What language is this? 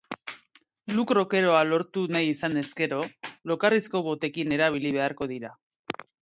Basque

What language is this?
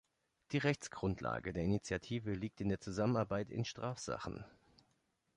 German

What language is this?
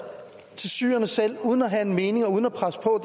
Danish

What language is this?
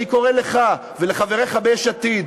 Hebrew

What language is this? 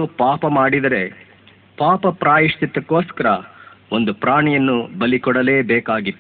Kannada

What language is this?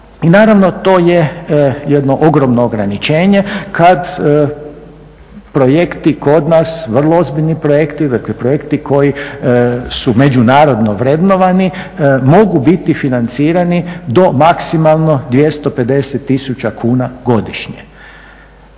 Croatian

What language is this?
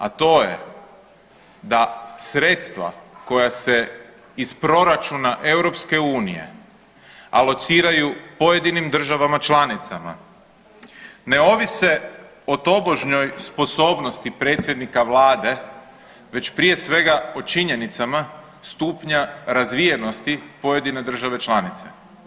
Croatian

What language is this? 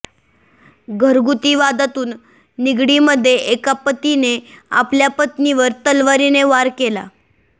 Marathi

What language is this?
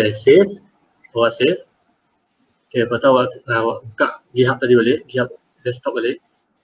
Malay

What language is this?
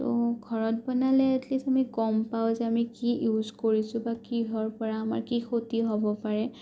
Assamese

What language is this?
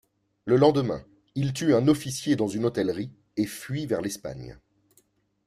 French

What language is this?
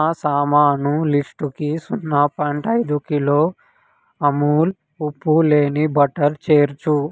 Telugu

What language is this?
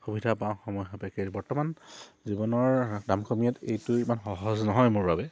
Assamese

